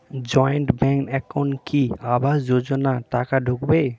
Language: Bangla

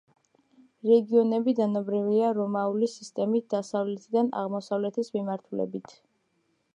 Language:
Georgian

